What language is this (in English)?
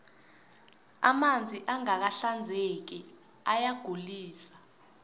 South Ndebele